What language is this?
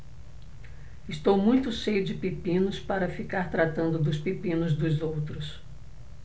Portuguese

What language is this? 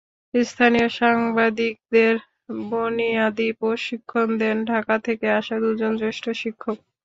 Bangla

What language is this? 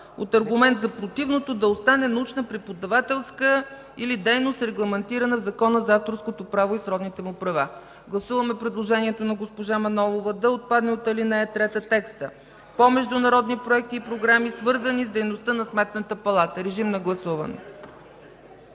Bulgarian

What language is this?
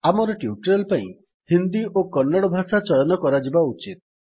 Odia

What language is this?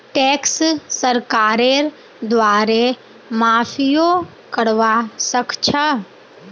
Magahi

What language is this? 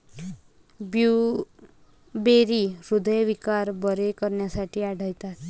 Marathi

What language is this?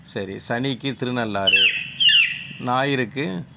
Tamil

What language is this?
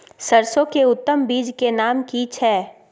Maithili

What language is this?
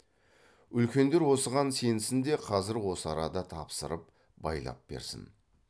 Kazakh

